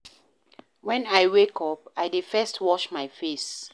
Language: Nigerian Pidgin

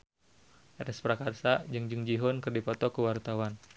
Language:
Sundanese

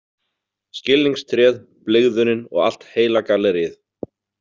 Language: Icelandic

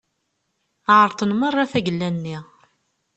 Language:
Kabyle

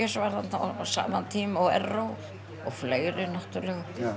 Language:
Icelandic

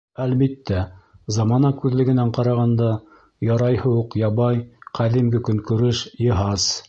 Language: Bashkir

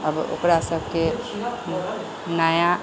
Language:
Maithili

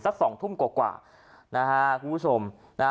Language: Thai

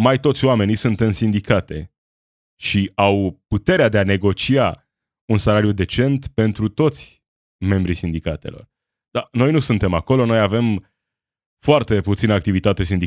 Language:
Romanian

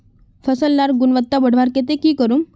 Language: Magahi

